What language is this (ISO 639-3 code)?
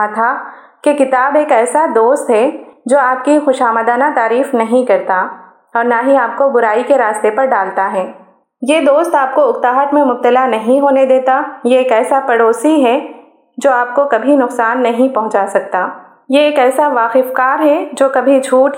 urd